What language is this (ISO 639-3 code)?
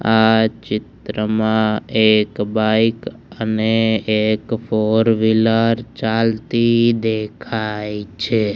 guj